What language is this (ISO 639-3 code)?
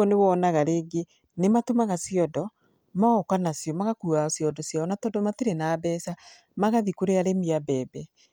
kik